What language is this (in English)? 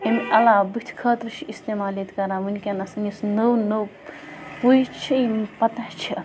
Kashmiri